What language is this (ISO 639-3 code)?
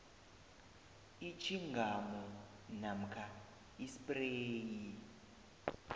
nbl